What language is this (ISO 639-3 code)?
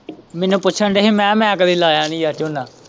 pan